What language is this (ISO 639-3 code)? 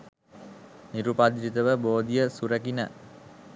sin